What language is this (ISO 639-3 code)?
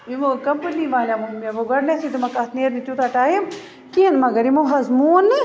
kas